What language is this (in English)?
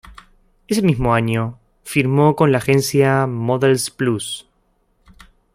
Spanish